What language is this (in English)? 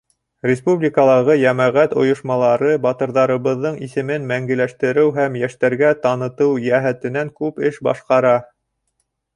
Bashkir